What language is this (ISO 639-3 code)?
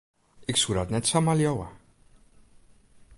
fry